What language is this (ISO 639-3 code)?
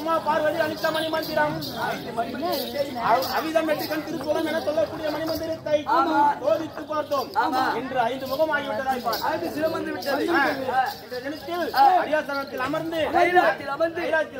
tam